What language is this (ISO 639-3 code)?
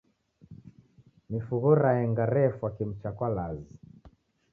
dav